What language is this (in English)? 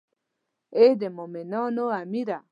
Pashto